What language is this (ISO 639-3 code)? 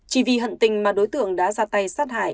vie